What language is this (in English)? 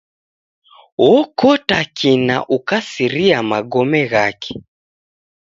Taita